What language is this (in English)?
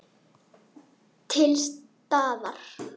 Icelandic